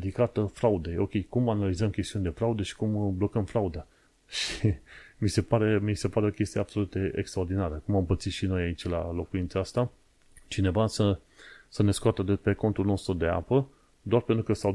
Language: Romanian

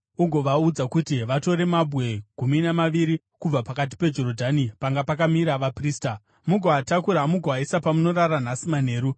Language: Shona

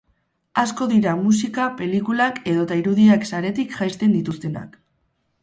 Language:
Basque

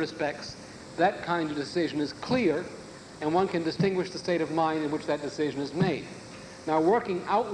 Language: English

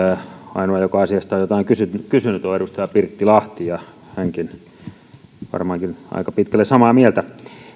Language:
Finnish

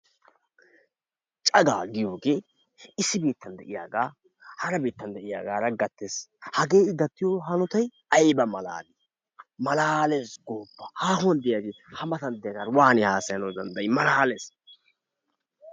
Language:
Wolaytta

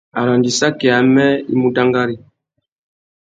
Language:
Tuki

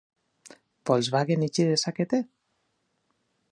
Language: Basque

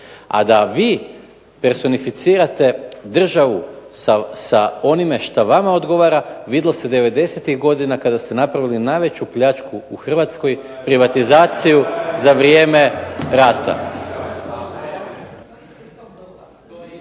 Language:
Croatian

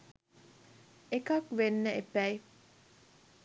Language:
Sinhala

